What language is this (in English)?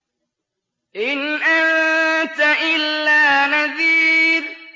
Arabic